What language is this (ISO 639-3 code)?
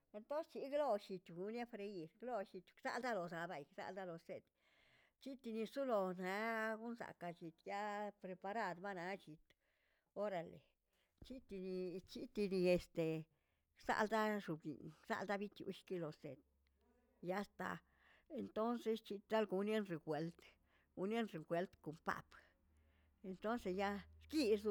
zts